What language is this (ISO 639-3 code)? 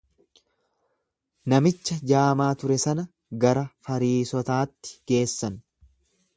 orm